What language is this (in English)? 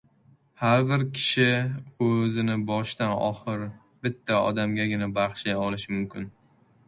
Uzbek